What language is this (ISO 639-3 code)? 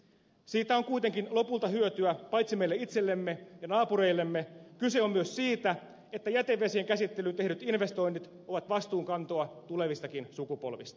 fin